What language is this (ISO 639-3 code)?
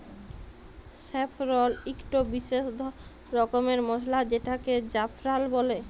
ben